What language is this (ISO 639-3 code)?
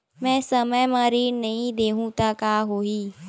hne